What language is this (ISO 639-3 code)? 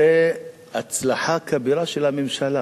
heb